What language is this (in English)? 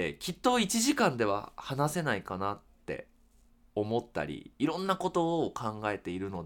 Japanese